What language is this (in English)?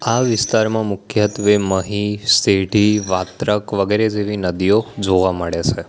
Gujarati